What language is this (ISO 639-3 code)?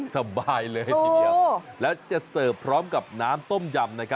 tha